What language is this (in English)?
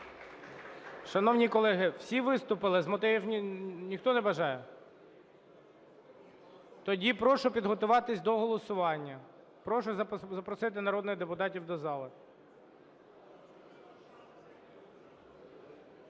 Ukrainian